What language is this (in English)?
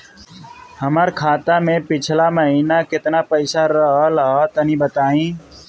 Bhojpuri